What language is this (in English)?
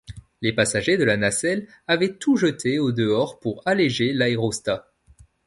French